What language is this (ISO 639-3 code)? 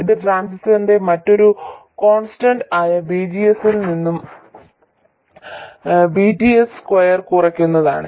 mal